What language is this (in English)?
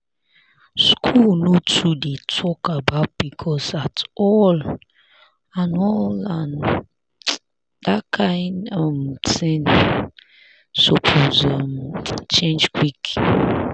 Nigerian Pidgin